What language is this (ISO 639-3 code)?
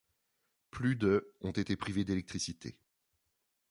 fra